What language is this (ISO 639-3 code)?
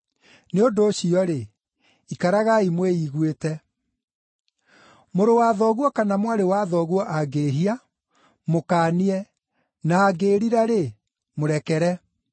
kik